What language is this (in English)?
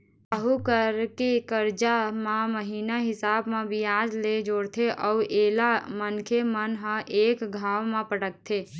Chhattisgarhi